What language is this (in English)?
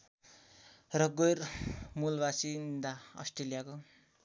Nepali